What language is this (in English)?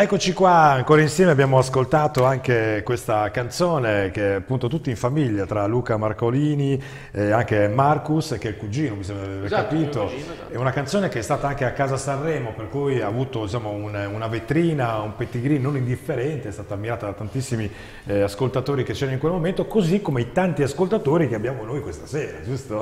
Italian